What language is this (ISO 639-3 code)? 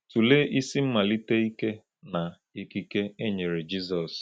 ibo